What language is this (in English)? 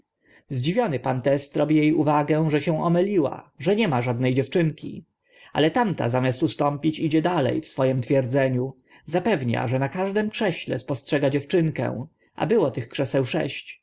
Polish